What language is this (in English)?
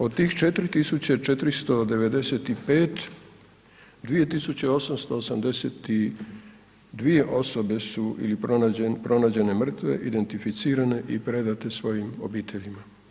Croatian